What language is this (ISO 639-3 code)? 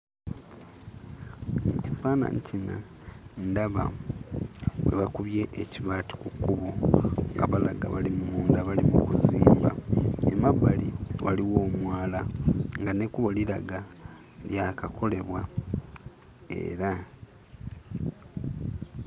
lug